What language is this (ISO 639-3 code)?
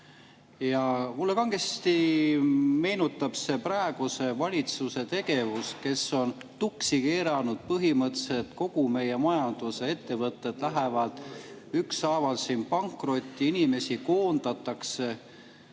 est